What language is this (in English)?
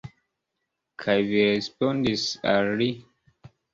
Esperanto